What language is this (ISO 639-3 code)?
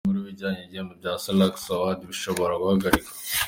kin